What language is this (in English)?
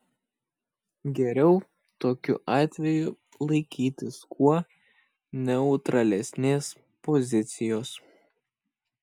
Lithuanian